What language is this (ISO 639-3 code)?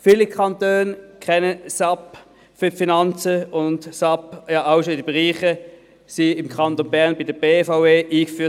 gsw